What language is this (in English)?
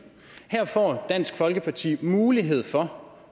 Danish